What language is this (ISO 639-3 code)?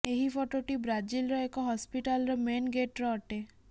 ori